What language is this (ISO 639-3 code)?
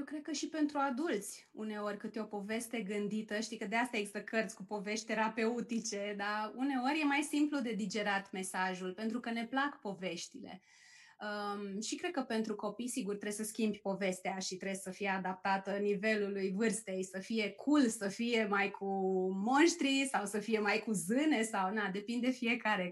ron